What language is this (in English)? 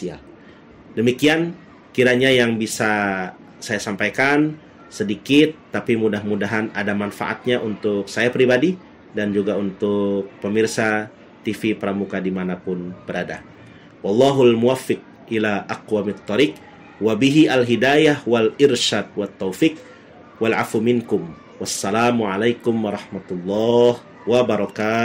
Indonesian